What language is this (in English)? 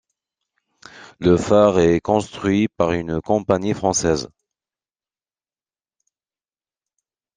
French